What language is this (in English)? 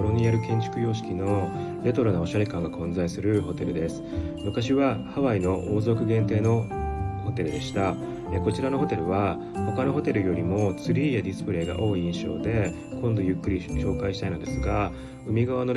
Japanese